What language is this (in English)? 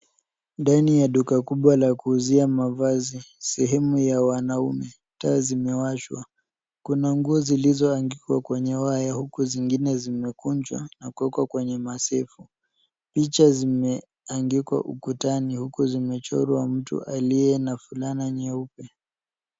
Swahili